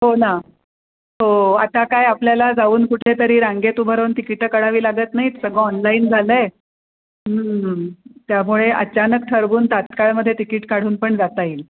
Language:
Marathi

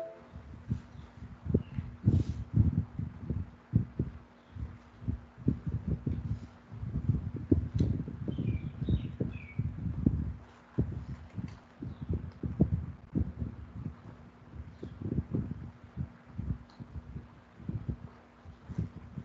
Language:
Malay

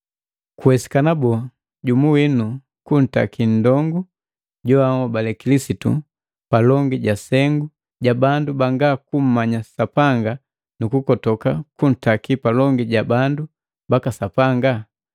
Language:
Matengo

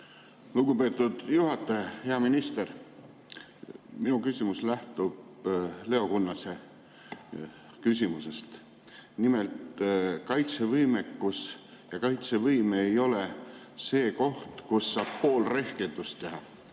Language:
Estonian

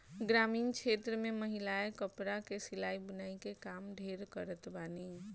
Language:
Bhojpuri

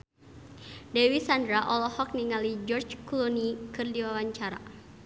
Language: Sundanese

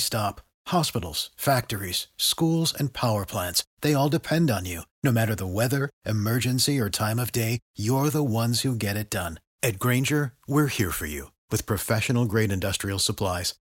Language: Romanian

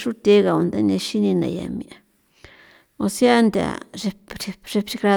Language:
San Felipe Otlaltepec Popoloca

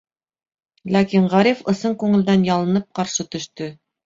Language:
Bashkir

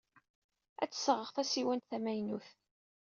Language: Kabyle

